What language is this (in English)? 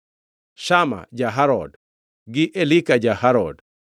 Luo (Kenya and Tanzania)